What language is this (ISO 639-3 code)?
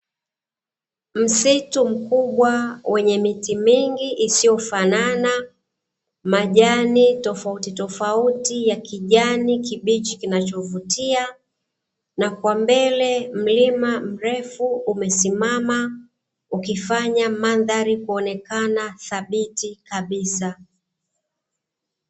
swa